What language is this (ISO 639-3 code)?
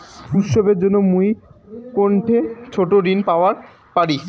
ben